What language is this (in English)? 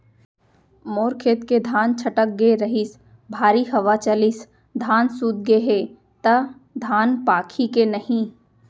Chhattisgarhi